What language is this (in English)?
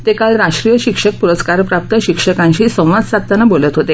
Marathi